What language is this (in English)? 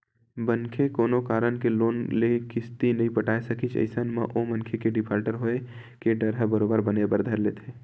Chhattisgarhi